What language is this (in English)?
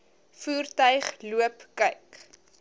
Afrikaans